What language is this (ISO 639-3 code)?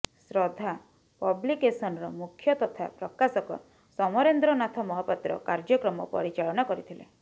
ori